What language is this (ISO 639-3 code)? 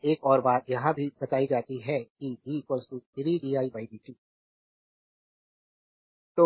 hin